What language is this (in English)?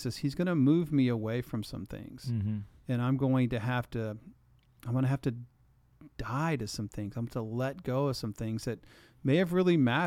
English